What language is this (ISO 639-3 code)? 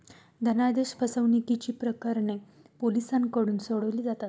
mar